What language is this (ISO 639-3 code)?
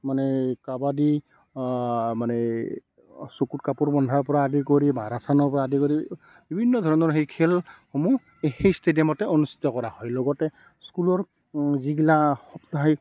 asm